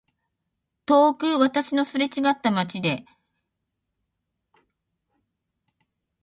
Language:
Japanese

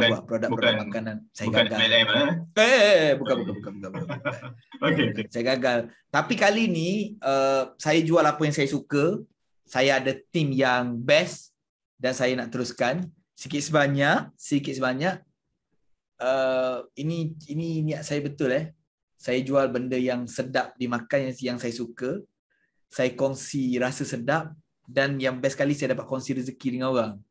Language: Malay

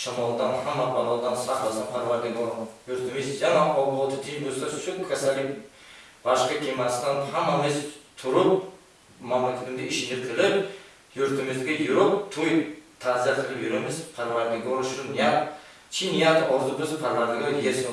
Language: Turkish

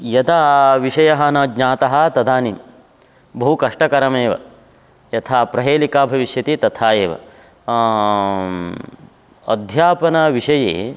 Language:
Sanskrit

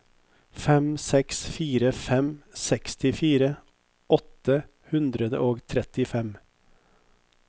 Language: Norwegian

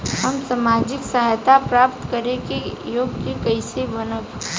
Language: Bhojpuri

